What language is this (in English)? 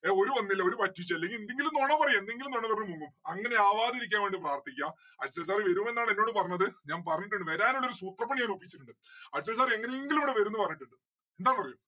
Malayalam